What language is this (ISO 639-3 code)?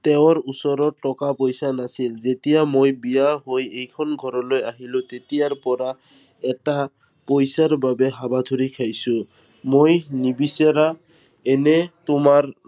asm